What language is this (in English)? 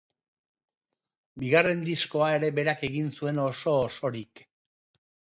Basque